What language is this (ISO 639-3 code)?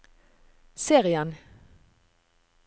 nor